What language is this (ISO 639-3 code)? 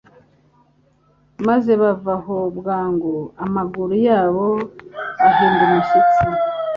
kin